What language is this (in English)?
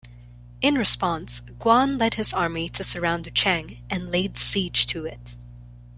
English